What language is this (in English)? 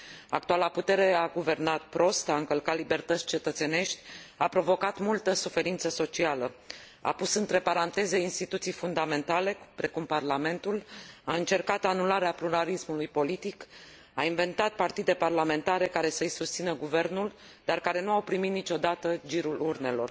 Romanian